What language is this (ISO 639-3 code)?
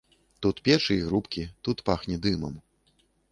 bel